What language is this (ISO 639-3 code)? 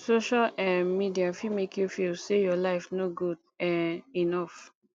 pcm